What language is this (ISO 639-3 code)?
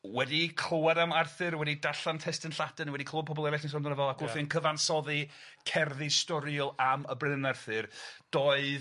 cym